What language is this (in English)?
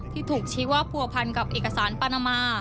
Thai